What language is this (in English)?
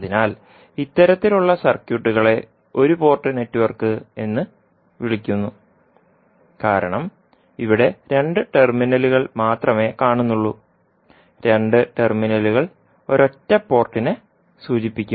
Malayalam